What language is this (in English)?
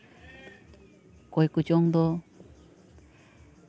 Santali